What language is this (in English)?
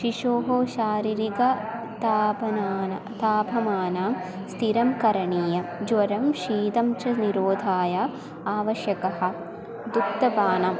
Sanskrit